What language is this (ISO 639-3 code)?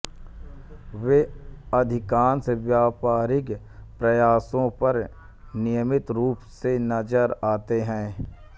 hin